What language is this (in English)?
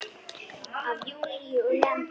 Icelandic